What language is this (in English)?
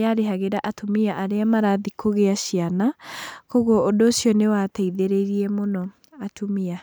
Kikuyu